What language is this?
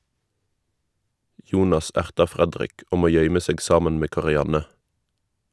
Norwegian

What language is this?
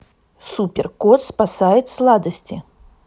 Russian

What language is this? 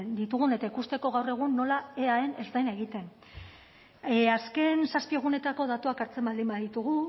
Basque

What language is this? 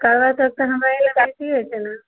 Maithili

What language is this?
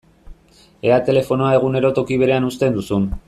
Basque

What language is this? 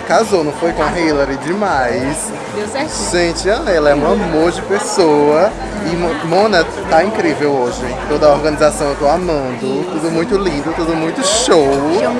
Portuguese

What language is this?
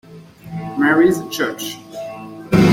French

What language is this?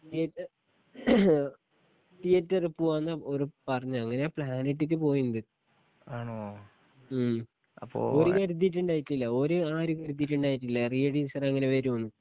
Malayalam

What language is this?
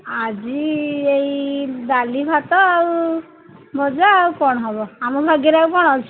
Odia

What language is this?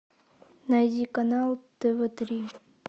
Russian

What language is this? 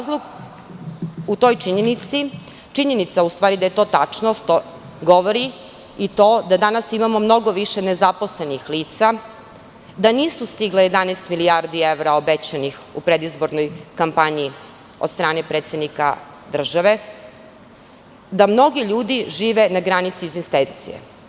Serbian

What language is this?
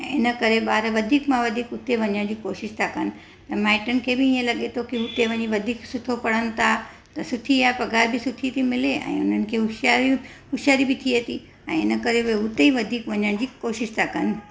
Sindhi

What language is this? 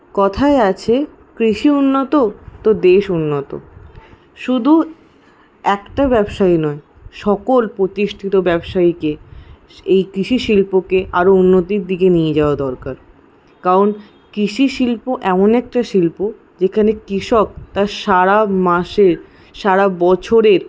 Bangla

